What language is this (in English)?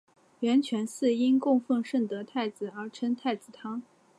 Chinese